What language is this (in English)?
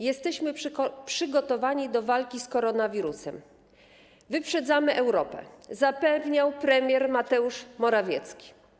Polish